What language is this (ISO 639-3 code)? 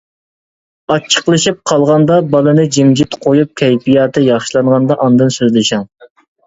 uig